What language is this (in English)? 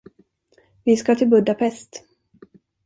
Swedish